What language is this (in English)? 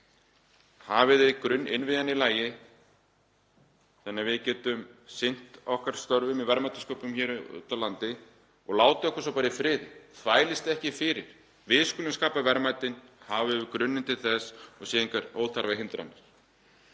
Icelandic